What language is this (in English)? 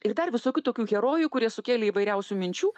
Lithuanian